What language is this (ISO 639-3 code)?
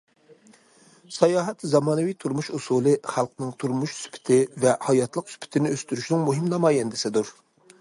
uig